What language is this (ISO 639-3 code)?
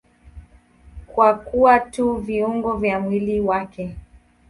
swa